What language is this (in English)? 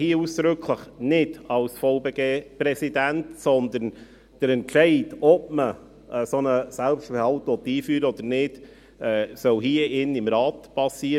Swiss German